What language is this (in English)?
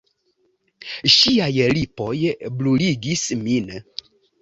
Esperanto